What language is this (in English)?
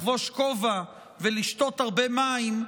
Hebrew